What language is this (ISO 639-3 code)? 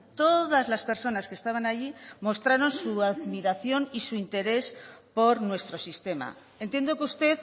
spa